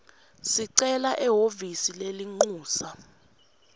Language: Swati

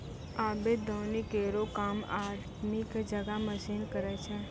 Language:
Maithili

